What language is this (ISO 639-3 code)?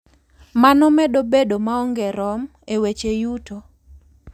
luo